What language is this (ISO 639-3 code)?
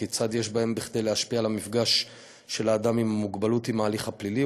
heb